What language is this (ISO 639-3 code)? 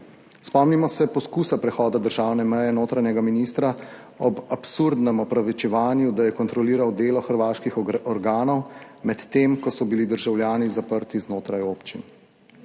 slv